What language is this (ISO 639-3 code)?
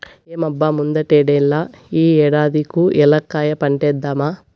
tel